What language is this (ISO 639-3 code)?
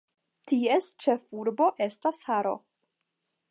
epo